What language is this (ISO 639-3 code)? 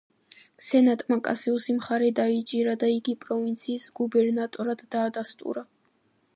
kat